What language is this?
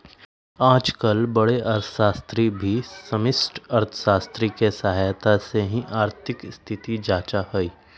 Magahi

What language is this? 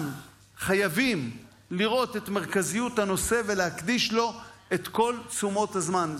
Hebrew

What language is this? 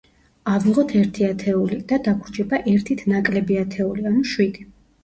Georgian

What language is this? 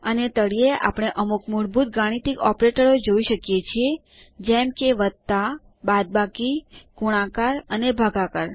Gujarati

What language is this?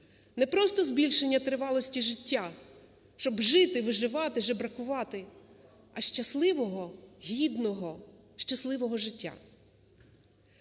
Ukrainian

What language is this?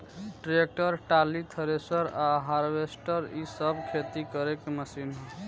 Bhojpuri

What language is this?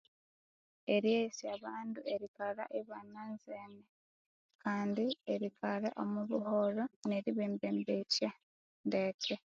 Konzo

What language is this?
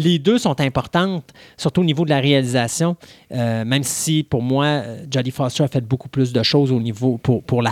French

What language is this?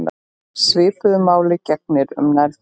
Icelandic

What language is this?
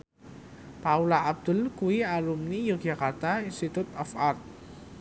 Javanese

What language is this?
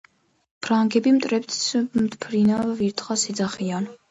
Georgian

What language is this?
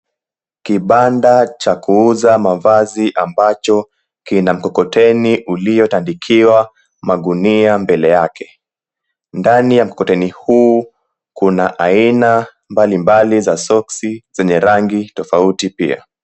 Swahili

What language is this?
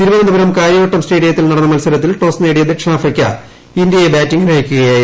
Malayalam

